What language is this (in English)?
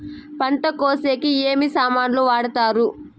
Telugu